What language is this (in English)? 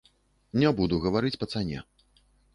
Belarusian